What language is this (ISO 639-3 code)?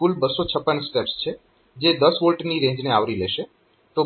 guj